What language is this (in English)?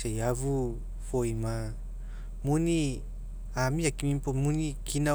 Mekeo